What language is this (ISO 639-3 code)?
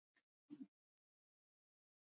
pus